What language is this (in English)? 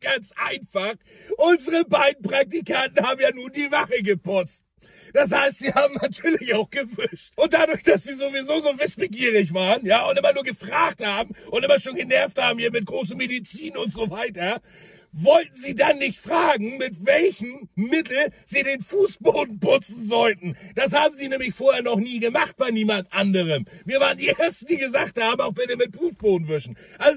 German